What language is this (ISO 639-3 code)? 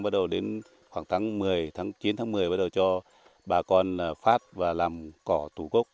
vie